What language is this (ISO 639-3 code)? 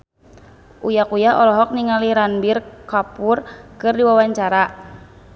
sun